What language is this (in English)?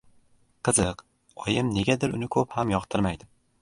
Uzbek